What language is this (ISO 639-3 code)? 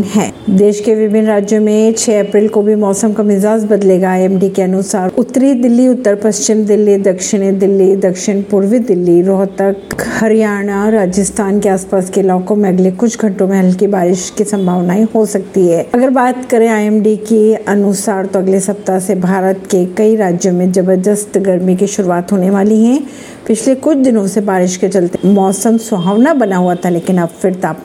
hin